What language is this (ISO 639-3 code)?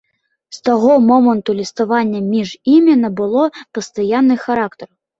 bel